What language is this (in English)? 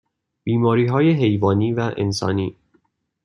Persian